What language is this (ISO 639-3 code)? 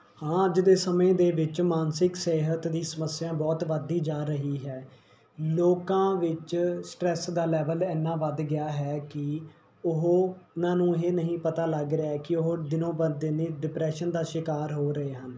pan